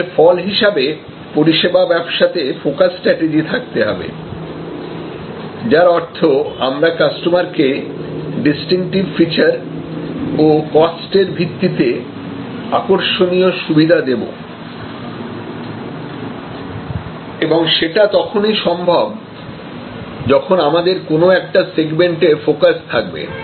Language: Bangla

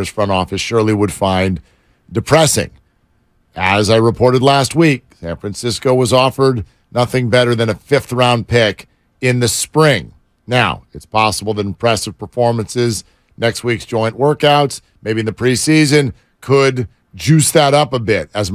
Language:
English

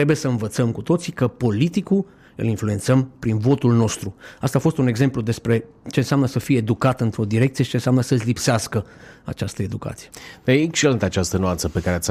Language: Romanian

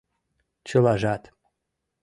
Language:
Mari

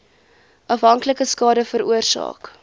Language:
Afrikaans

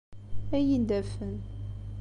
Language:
Kabyle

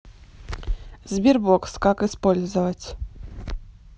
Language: Russian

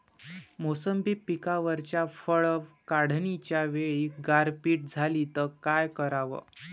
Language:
Marathi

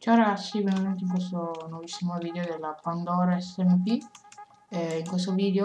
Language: Italian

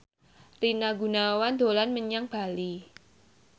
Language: Javanese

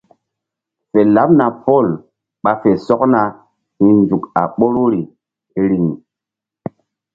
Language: Mbum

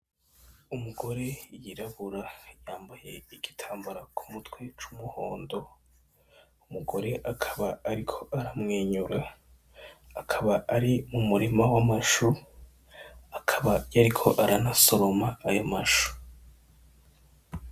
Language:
Rundi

